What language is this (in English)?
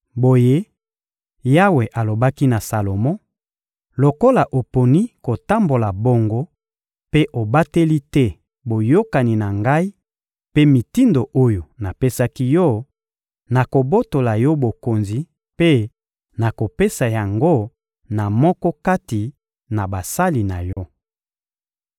Lingala